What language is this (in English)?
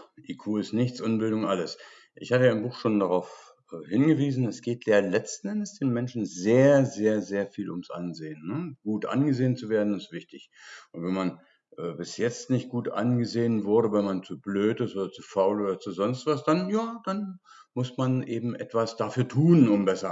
German